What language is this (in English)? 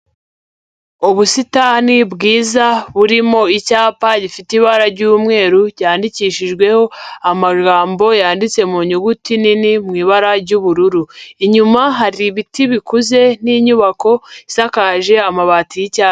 Kinyarwanda